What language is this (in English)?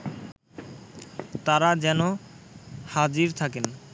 Bangla